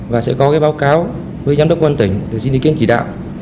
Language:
Vietnamese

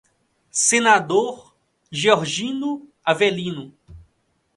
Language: Portuguese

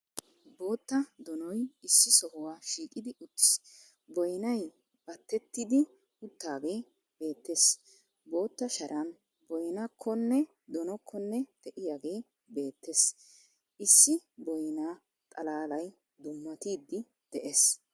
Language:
Wolaytta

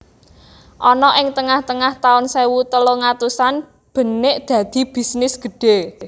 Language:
Javanese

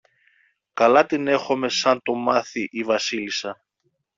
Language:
Greek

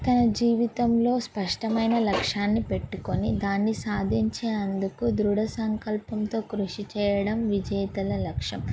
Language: Telugu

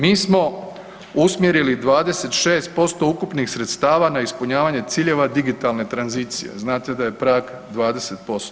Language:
Croatian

